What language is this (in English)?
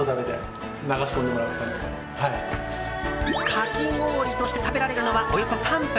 Japanese